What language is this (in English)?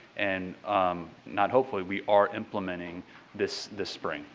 English